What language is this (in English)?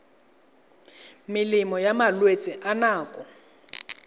Tswana